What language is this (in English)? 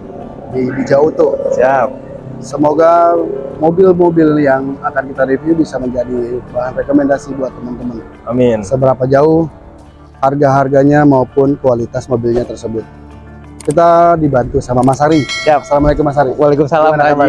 Indonesian